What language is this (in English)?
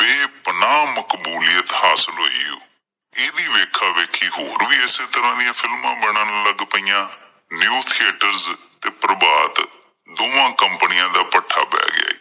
Punjabi